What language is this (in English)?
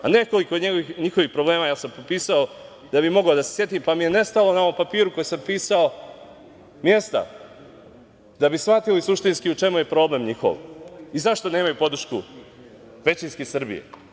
Serbian